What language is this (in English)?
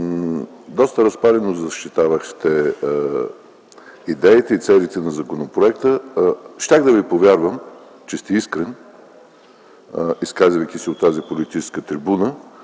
Bulgarian